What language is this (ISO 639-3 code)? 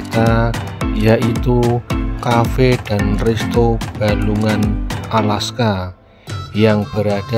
ind